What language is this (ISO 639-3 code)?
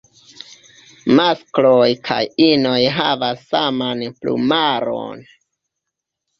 epo